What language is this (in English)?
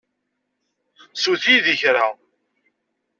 Kabyle